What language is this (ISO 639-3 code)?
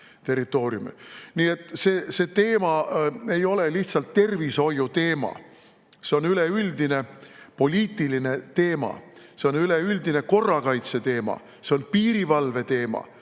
est